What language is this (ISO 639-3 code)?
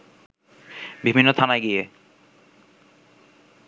ben